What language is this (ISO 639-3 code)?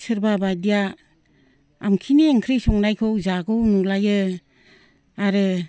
brx